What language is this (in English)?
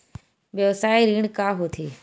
Chhattisgarhi